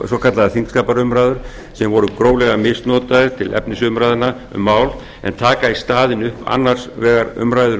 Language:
Icelandic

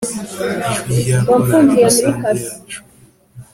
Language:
Kinyarwanda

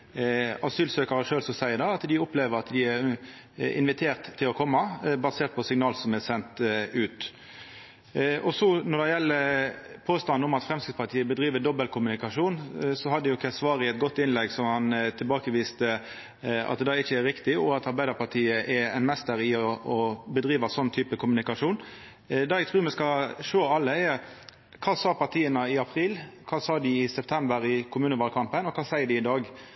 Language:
Norwegian Nynorsk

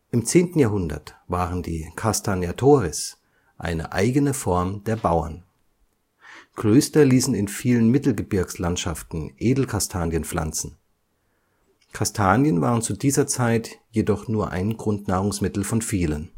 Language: German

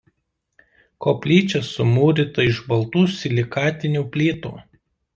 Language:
Lithuanian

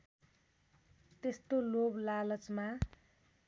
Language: Nepali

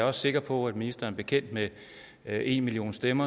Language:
Danish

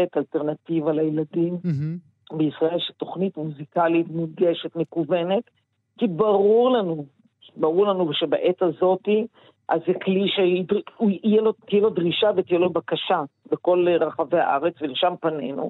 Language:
Hebrew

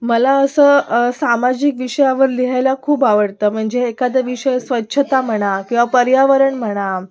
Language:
Marathi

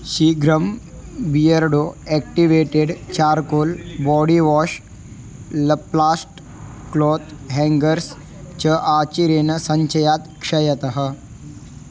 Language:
Sanskrit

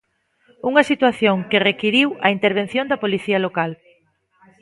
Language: Galician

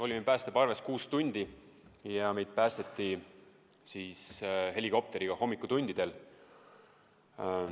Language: Estonian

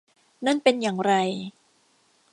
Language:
Thai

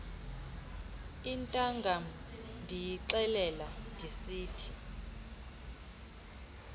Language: Xhosa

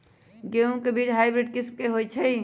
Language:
Magahi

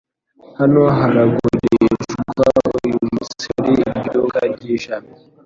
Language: Kinyarwanda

